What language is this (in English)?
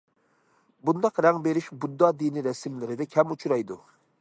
Uyghur